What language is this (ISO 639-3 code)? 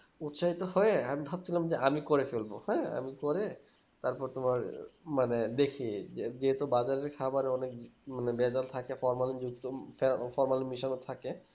ben